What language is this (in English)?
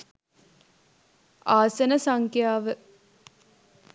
Sinhala